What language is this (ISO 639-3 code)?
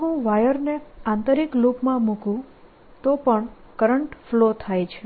guj